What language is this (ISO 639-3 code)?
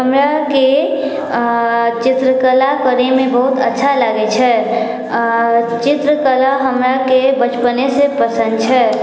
mai